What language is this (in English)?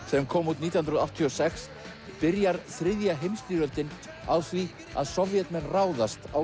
Icelandic